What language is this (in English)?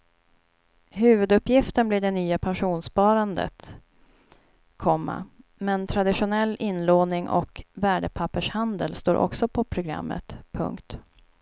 Swedish